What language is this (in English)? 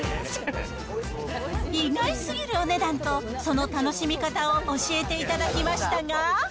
Japanese